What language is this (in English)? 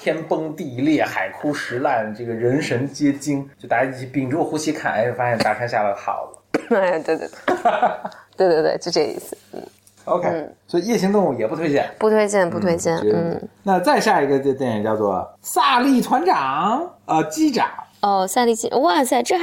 Chinese